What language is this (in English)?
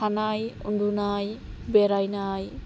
Bodo